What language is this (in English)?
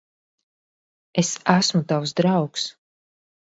Latvian